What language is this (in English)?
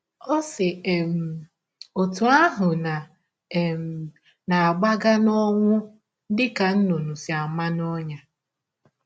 Igbo